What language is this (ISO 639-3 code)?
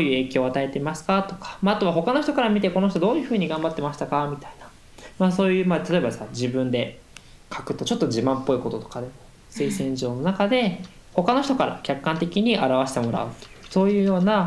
jpn